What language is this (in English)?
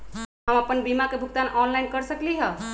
Magahi